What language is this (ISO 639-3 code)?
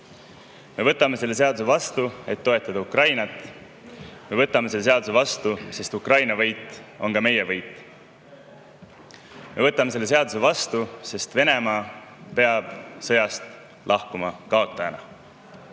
est